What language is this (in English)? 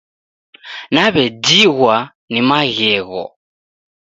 Taita